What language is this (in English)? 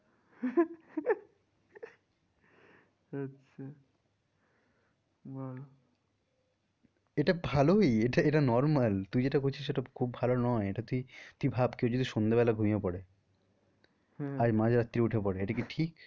Bangla